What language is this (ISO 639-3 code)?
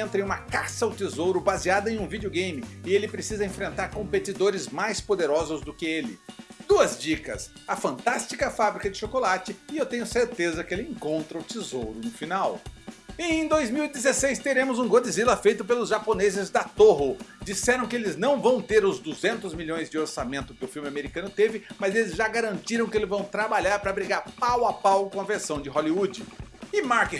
por